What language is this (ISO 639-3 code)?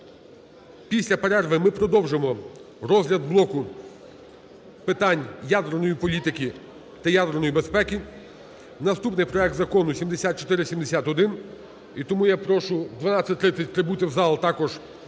ukr